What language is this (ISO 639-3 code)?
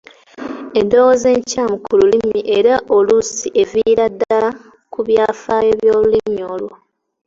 lug